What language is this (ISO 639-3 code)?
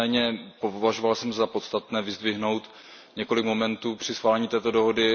ces